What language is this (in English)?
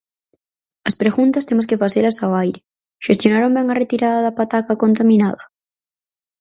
Galician